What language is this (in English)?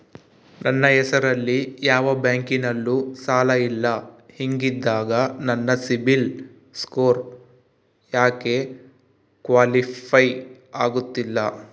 Kannada